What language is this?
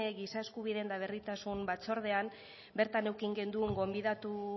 Basque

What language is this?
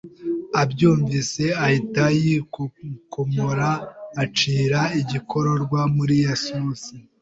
Kinyarwanda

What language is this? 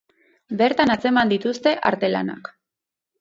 Basque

